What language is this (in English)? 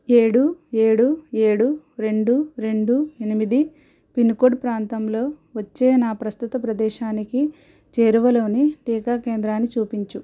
Telugu